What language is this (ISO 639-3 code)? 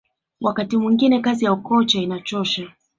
swa